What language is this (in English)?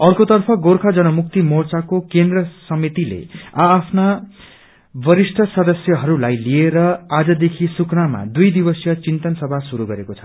Nepali